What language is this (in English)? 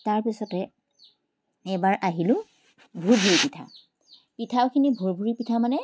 Assamese